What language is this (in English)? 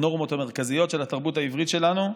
Hebrew